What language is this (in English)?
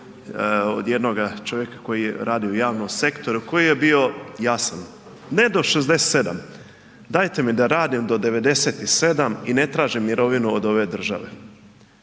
Croatian